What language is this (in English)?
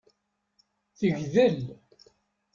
Kabyle